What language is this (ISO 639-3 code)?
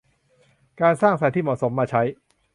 tha